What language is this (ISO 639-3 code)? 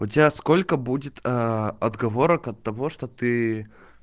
rus